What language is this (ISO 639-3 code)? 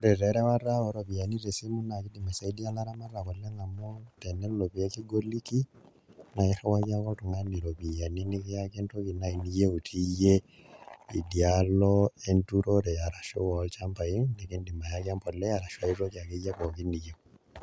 mas